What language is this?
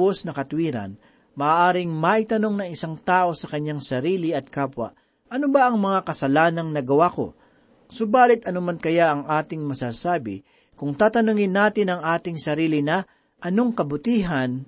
Filipino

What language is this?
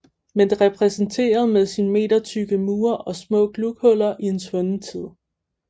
Danish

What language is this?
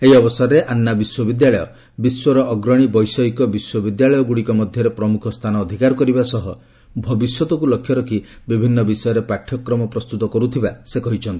Odia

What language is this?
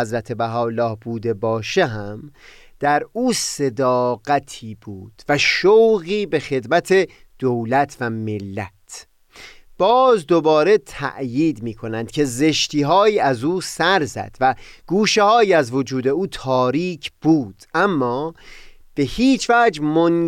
Persian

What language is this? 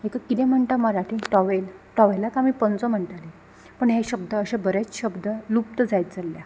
Konkani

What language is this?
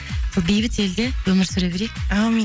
Kazakh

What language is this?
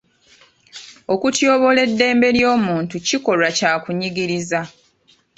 Ganda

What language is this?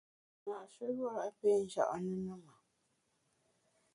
Bamun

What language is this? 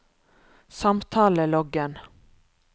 Norwegian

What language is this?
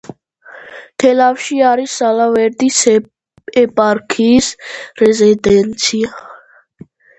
Georgian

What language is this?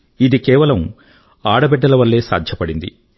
Telugu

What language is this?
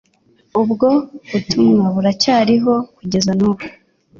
Kinyarwanda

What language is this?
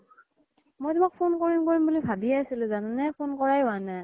Assamese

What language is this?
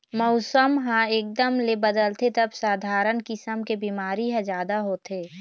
Chhattisgarhi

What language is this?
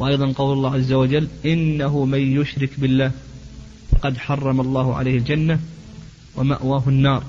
Arabic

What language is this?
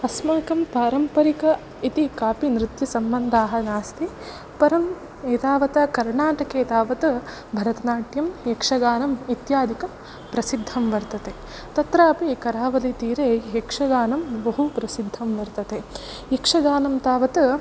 Sanskrit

